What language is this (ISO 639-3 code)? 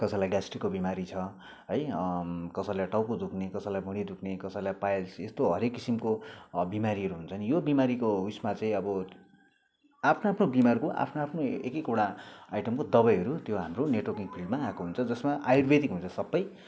nep